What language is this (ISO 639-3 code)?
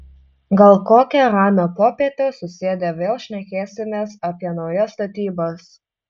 lit